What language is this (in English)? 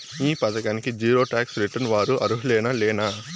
Telugu